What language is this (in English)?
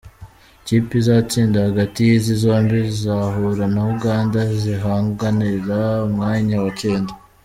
Kinyarwanda